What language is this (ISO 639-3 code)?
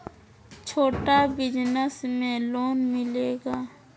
mag